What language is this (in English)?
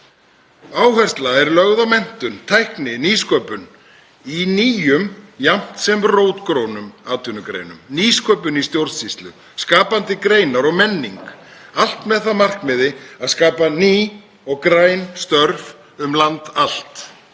Icelandic